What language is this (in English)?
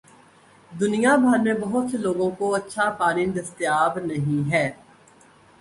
Urdu